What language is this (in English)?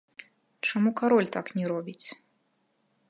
Belarusian